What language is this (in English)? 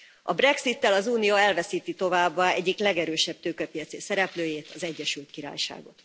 Hungarian